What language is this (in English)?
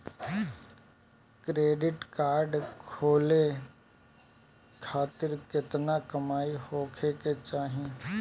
Bhojpuri